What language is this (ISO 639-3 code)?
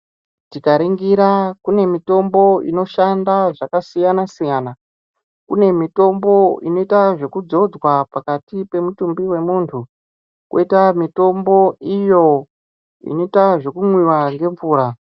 ndc